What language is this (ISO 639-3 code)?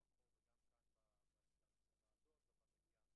heb